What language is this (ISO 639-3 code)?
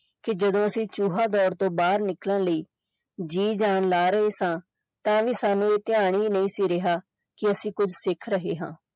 pan